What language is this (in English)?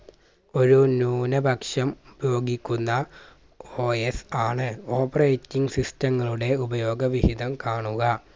Malayalam